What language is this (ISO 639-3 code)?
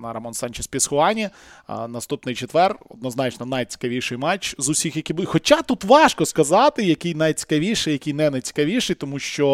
ukr